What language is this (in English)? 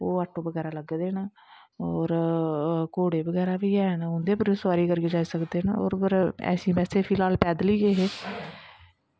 Dogri